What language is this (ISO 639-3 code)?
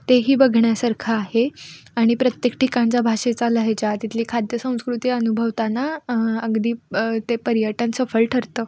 mar